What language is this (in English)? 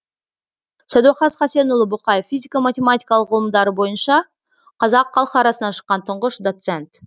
Kazakh